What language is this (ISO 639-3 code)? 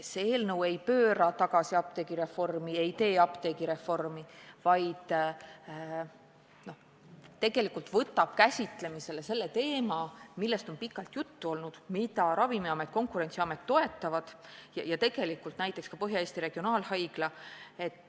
est